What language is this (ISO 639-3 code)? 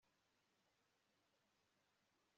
kin